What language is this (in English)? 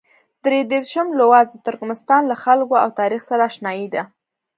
Pashto